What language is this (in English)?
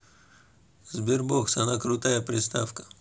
Russian